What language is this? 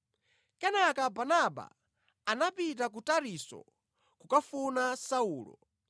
Nyanja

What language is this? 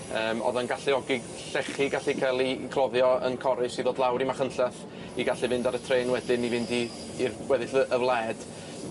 Welsh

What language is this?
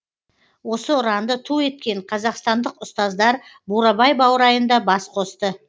Kazakh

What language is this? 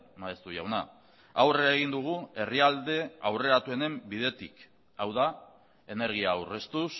Basque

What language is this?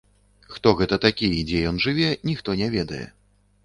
Belarusian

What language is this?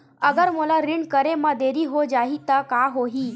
Chhattisgarhi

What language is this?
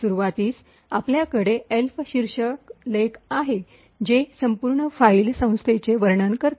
Marathi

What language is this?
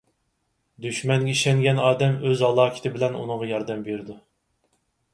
Uyghur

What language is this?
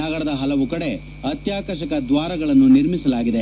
Kannada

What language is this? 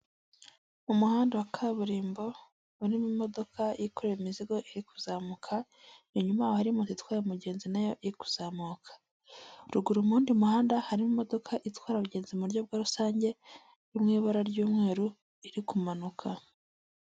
Kinyarwanda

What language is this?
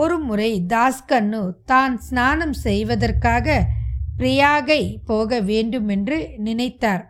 Tamil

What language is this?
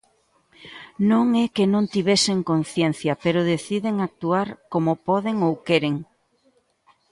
Galician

